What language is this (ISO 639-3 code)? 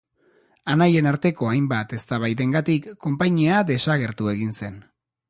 eus